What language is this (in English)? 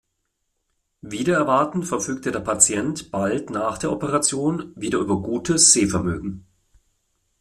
German